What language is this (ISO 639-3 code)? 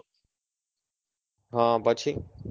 guj